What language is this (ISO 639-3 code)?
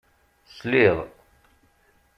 kab